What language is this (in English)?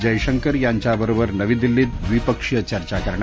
Marathi